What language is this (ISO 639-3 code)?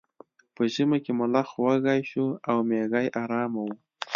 pus